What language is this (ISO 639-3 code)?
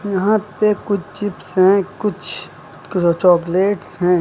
hin